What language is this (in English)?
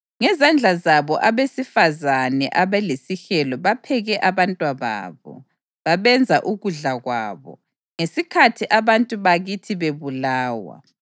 North Ndebele